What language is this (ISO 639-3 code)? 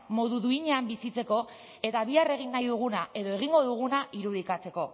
eus